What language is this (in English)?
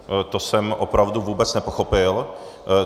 Czech